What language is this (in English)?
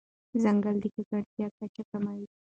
Pashto